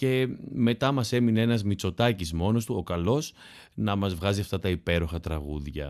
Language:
Greek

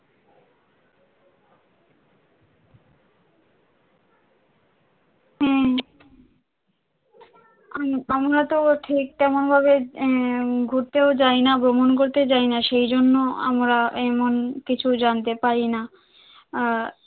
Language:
Bangla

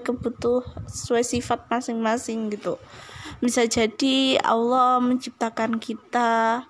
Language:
Indonesian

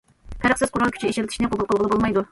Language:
Uyghur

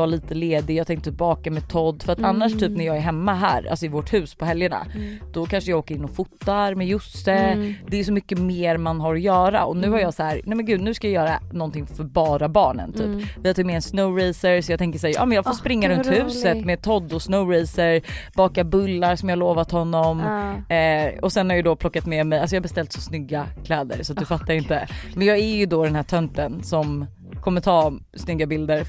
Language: Swedish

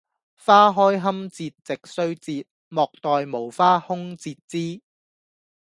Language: Cantonese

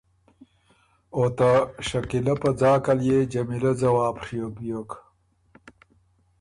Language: Ormuri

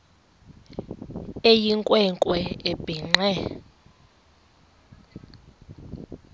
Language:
Xhosa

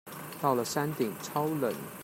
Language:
Chinese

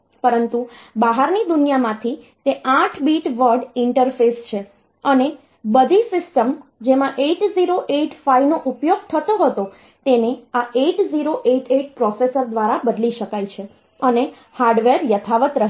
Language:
Gujarati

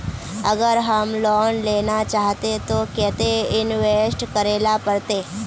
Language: Magahi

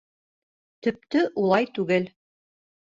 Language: Bashkir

